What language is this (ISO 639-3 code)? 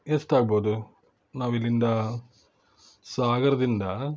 kan